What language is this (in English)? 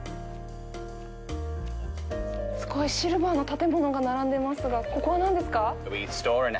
Japanese